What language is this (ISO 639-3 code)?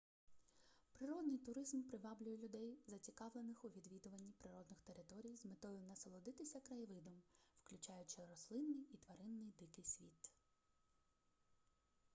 ukr